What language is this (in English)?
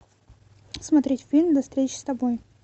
Russian